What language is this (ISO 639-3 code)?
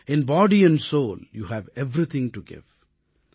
tam